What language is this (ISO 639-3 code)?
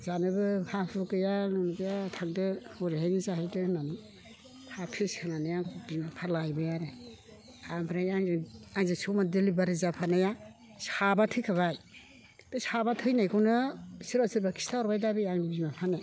brx